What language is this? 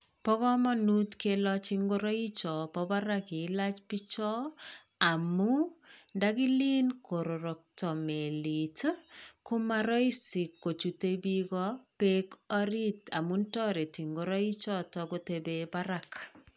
Kalenjin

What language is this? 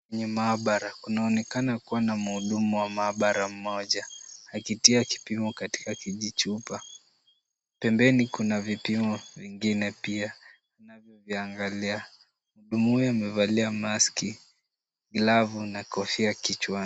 Swahili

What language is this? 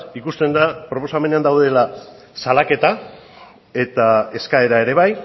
Basque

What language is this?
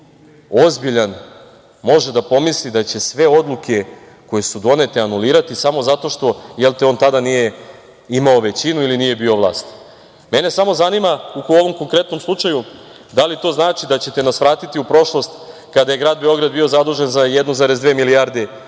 Serbian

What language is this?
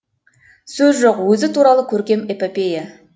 Kazakh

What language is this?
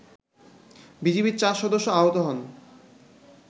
Bangla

